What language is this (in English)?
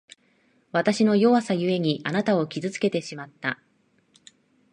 Japanese